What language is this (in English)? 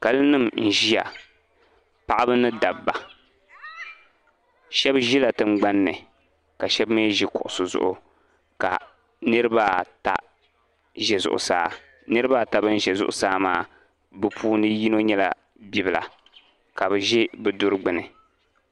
Dagbani